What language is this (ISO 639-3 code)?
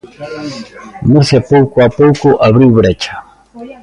glg